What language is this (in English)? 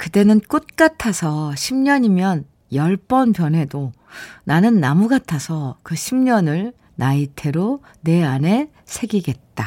Korean